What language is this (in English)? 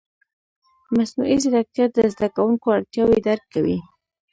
Pashto